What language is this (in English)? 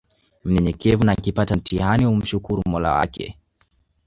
Swahili